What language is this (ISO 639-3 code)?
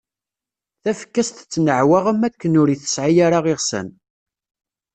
kab